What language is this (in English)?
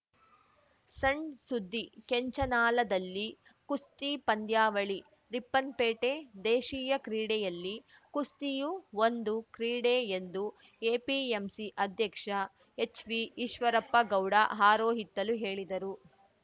Kannada